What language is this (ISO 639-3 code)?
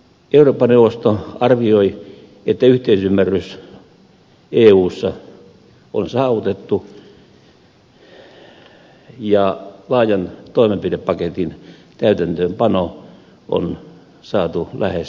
fin